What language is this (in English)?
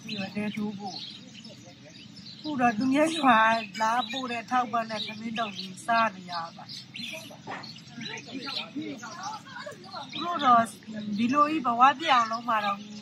Thai